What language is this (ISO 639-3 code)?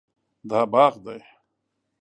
pus